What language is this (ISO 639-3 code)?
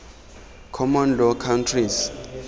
tsn